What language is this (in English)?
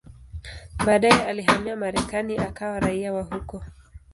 Swahili